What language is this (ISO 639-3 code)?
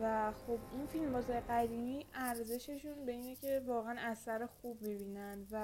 fas